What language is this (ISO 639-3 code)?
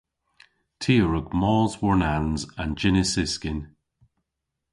cor